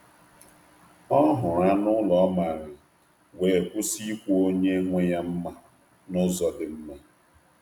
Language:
Igbo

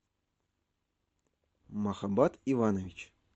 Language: Russian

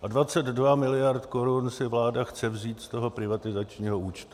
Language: Czech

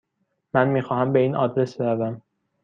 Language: Persian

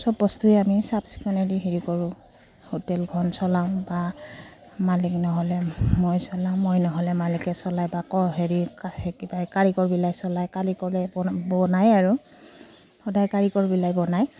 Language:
Assamese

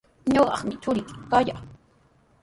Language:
Sihuas Ancash Quechua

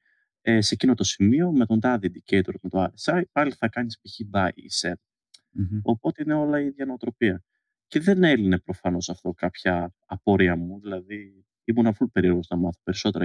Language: Greek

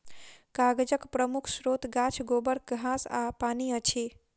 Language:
Maithili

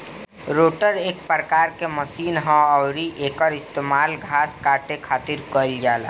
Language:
Bhojpuri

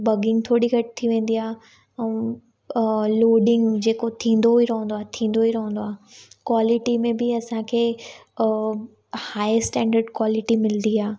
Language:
Sindhi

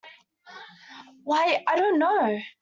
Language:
English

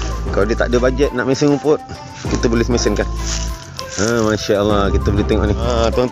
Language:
Malay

